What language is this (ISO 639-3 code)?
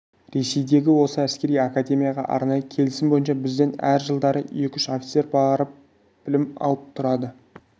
kaz